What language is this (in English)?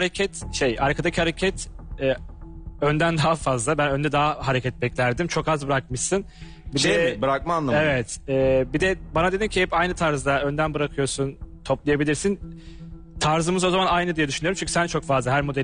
Turkish